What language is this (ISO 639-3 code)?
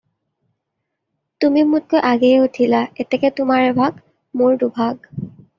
asm